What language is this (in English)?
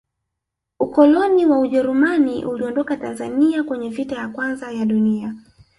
Swahili